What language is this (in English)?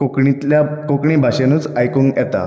Konkani